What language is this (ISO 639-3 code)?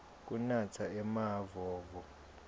ssw